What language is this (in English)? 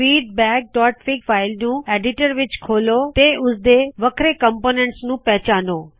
Punjabi